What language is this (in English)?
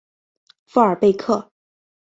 Chinese